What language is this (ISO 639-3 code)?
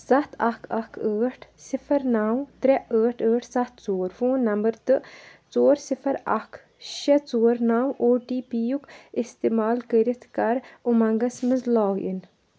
kas